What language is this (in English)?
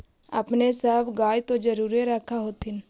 Magahi